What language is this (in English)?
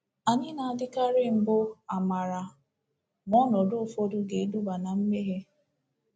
Igbo